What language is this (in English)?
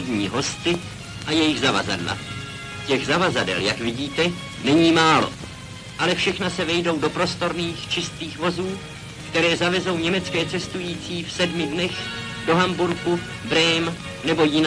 Czech